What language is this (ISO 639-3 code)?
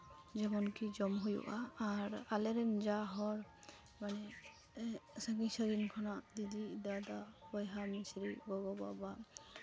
sat